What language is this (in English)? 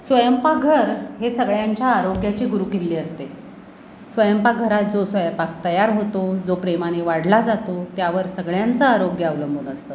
Marathi